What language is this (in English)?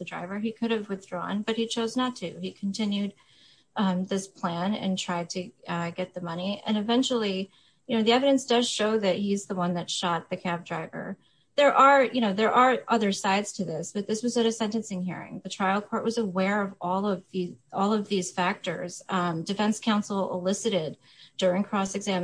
English